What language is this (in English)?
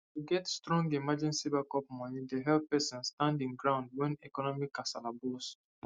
Nigerian Pidgin